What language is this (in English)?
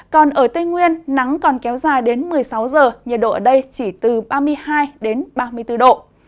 Vietnamese